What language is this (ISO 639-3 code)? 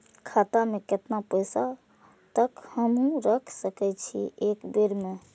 mai